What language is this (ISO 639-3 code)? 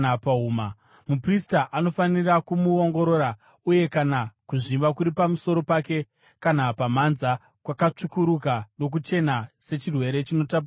sna